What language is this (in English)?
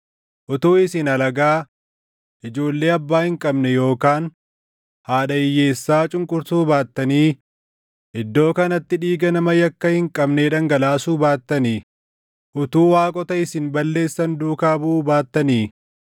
Oromo